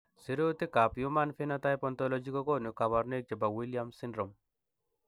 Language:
Kalenjin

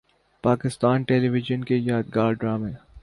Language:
Urdu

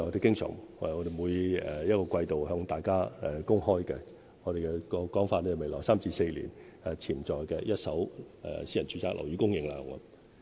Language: Cantonese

